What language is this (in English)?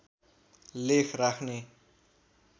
Nepali